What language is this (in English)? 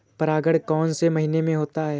Hindi